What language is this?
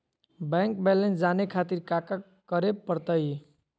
Magahi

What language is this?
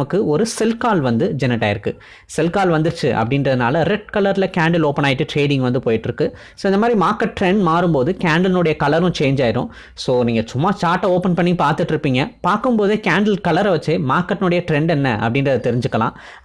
Tamil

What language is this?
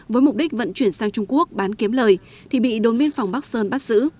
Vietnamese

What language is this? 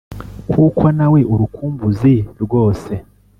Kinyarwanda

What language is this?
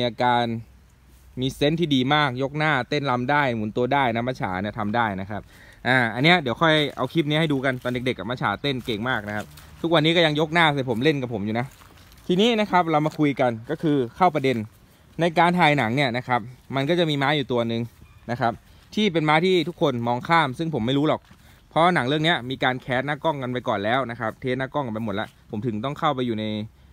Thai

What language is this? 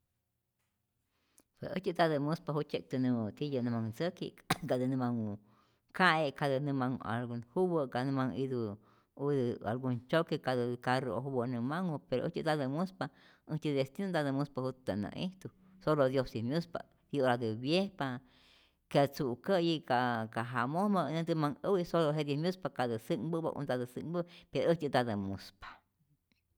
Rayón Zoque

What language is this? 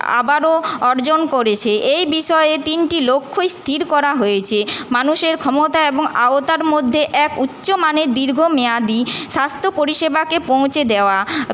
Bangla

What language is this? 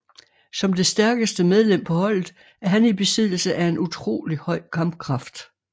Danish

